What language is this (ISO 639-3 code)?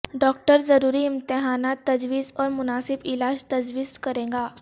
urd